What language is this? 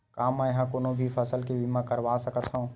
Chhattisgarhi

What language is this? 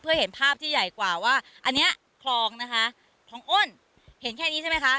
Thai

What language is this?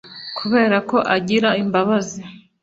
Kinyarwanda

